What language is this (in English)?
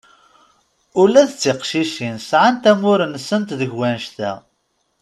Kabyle